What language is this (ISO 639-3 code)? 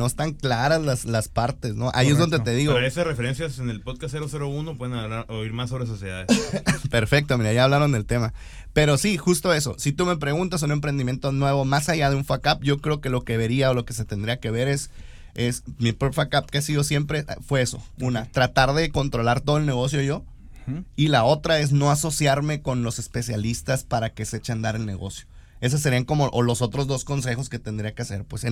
spa